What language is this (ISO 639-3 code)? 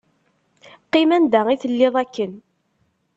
kab